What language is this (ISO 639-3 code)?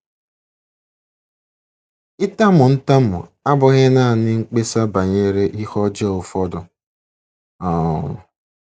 ibo